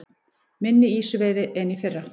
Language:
Icelandic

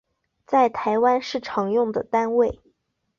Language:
Chinese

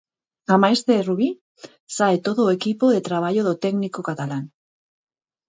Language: Galician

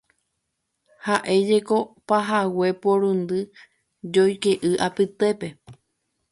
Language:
Guarani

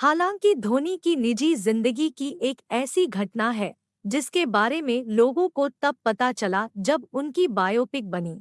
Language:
Hindi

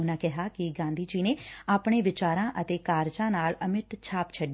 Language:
Punjabi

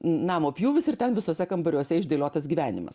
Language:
Lithuanian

